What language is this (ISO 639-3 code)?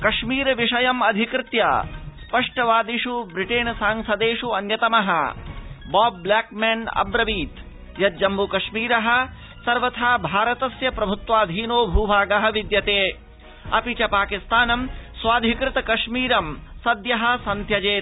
san